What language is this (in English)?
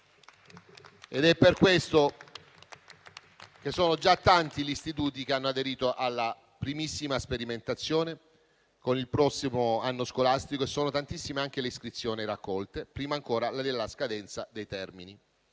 Italian